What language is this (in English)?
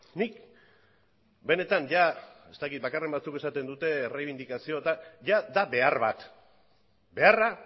Basque